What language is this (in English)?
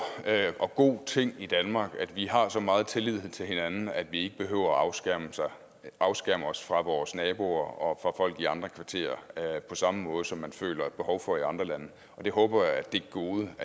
Danish